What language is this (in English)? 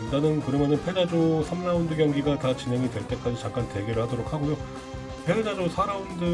Korean